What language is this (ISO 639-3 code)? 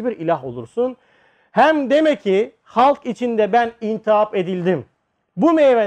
tur